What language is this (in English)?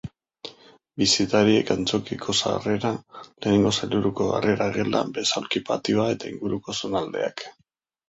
Basque